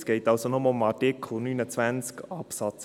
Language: Swiss German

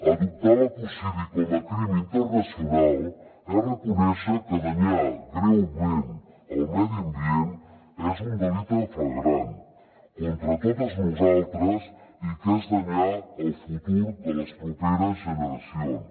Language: Catalan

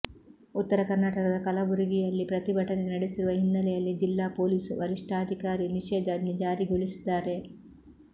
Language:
Kannada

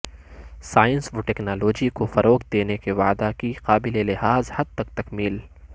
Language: Urdu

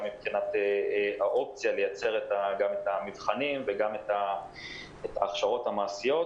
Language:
Hebrew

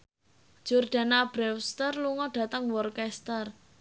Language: Javanese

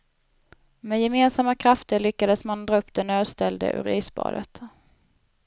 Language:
Swedish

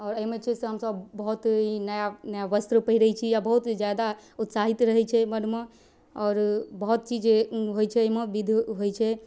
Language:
Maithili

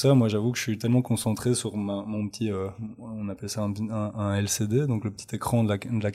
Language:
French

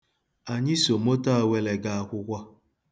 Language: Igbo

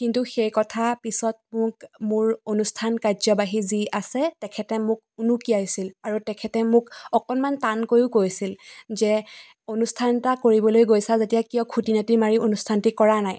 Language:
Assamese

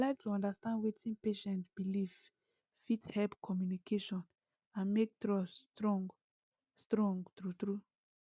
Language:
Nigerian Pidgin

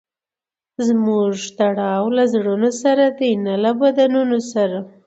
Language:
Pashto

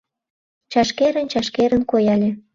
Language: Mari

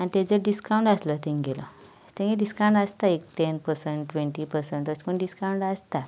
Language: Konkani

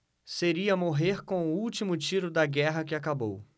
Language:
Portuguese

